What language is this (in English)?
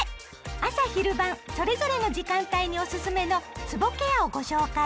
Japanese